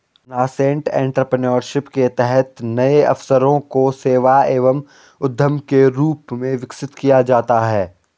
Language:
Hindi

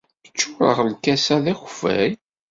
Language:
Kabyle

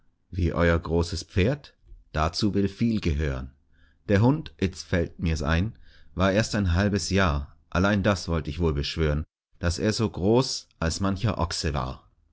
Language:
German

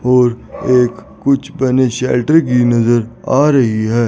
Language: Hindi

